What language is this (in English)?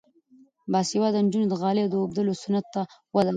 Pashto